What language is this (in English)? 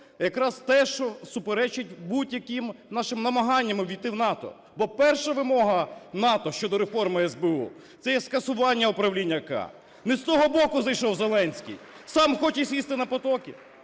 Ukrainian